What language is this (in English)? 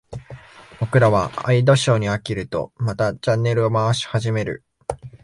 Japanese